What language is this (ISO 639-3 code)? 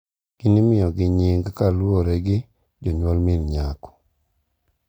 luo